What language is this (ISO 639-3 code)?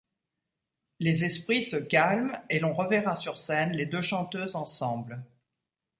fra